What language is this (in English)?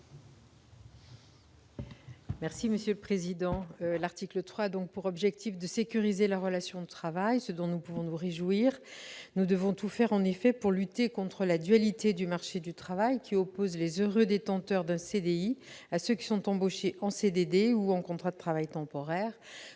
French